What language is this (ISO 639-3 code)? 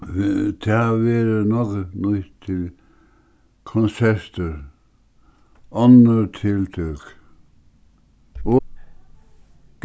fao